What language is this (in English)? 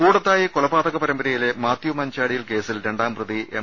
Malayalam